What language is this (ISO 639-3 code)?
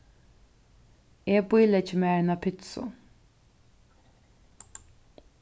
fao